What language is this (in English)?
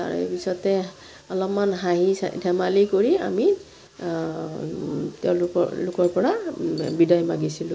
Assamese